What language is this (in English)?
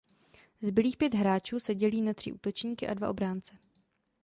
Czech